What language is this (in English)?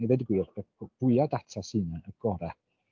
Welsh